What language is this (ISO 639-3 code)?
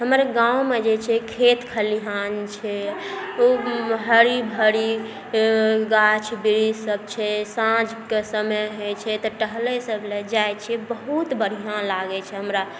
mai